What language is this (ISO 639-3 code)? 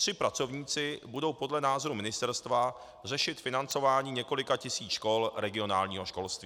ces